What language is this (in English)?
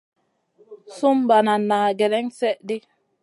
Masana